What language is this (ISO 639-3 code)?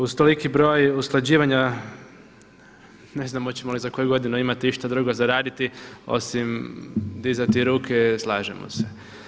hrv